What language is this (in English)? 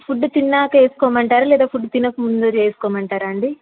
Telugu